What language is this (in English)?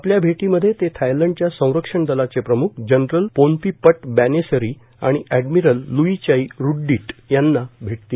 Marathi